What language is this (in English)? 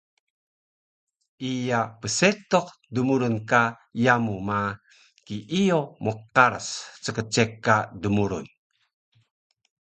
Taroko